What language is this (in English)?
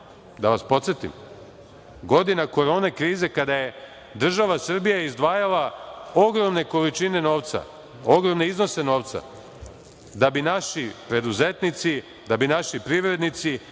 Serbian